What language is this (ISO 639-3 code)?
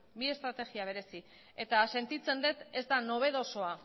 eus